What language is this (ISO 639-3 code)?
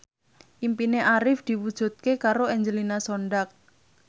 jav